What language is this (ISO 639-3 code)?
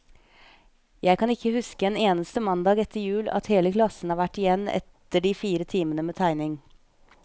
nor